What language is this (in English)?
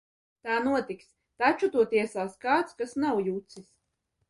Latvian